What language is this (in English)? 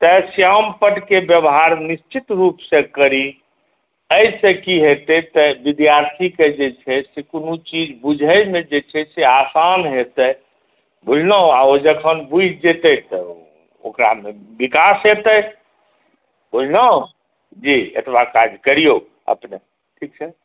Maithili